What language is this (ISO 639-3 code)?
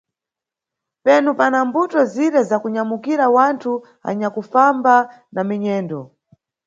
nyu